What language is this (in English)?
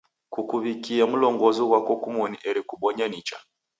Taita